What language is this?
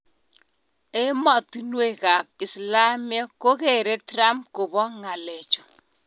Kalenjin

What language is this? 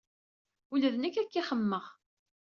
Kabyle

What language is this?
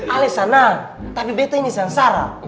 Indonesian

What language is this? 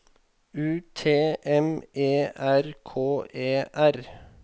Norwegian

